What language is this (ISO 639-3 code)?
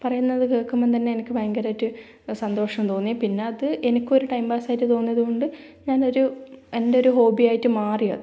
mal